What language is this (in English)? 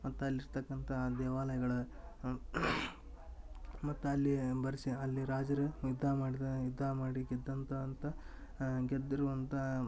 Kannada